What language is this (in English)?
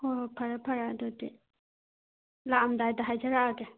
Manipuri